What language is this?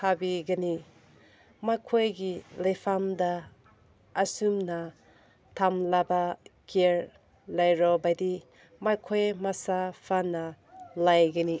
Manipuri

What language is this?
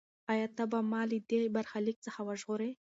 Pashto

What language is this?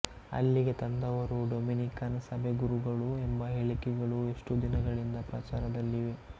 Kannada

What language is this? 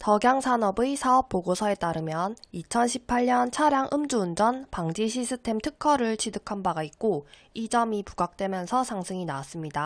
Korean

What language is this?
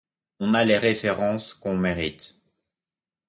French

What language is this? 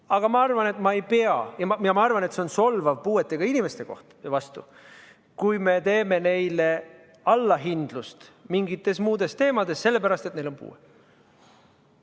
Estonian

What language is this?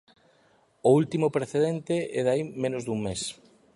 Galician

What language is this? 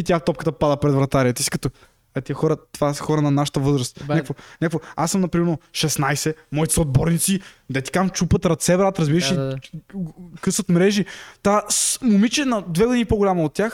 Bulgarian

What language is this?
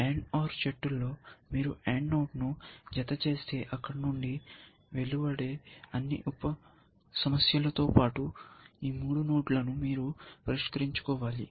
Telugu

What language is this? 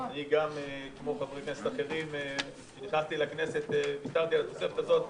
Hebrew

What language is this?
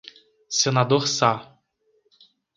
Portuguese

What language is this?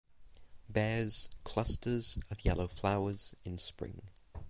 English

